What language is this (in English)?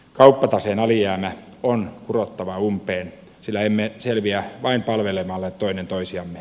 Finnish